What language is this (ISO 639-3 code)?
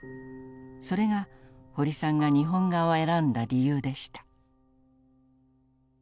jpn